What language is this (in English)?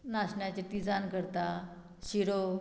Konkani